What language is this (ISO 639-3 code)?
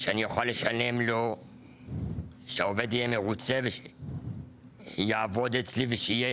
heb